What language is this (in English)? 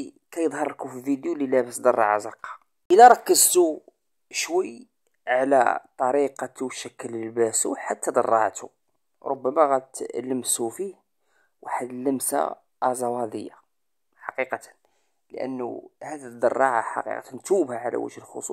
Arabic